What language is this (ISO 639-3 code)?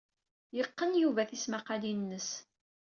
kab